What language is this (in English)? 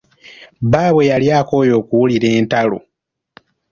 Ganda